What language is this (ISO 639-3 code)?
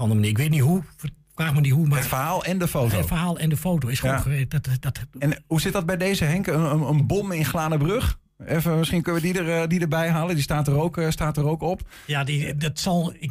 nld